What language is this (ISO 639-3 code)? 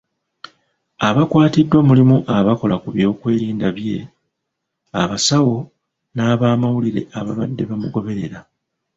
lug